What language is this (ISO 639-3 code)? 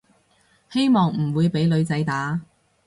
yue